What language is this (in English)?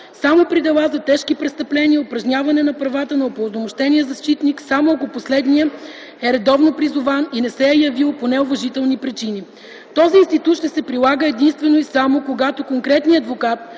Bulgarian